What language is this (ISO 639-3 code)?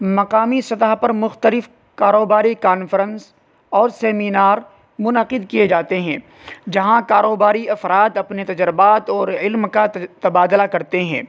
urd